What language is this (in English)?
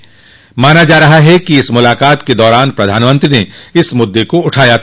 Hindi